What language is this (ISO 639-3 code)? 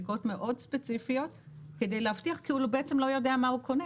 heb